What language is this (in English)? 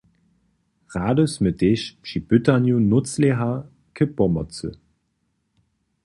Upper Sorbian